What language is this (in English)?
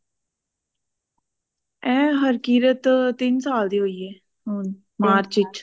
Punjabi